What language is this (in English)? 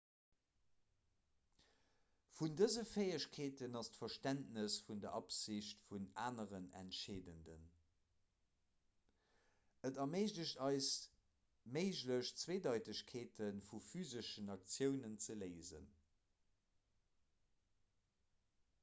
Luxembourgish